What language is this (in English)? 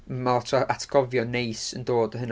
Welsh